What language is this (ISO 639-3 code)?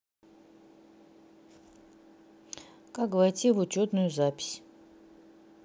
rus